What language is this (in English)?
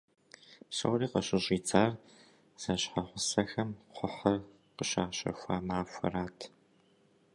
Kabardian